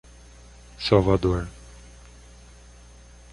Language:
Portuguese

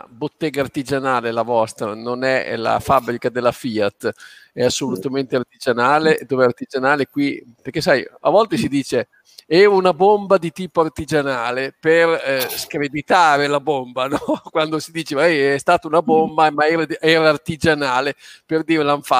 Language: Italian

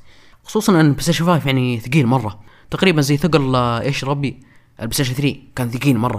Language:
Arabic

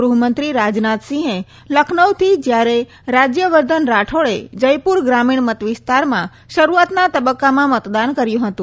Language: Gujarati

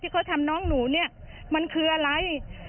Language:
Thai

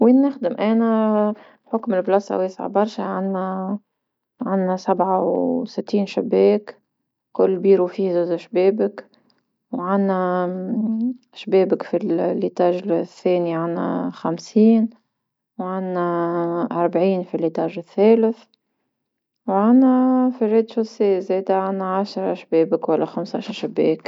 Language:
Tunisian Arabic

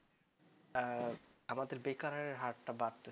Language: Bangla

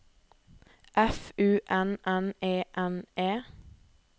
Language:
Norwegian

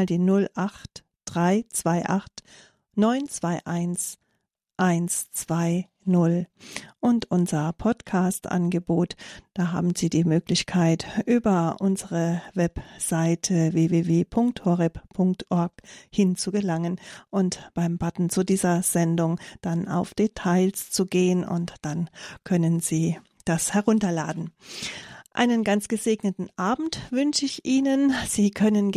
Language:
German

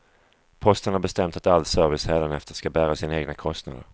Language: Swedish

